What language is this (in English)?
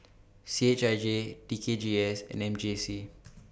English